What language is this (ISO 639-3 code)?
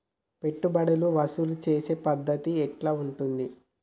tel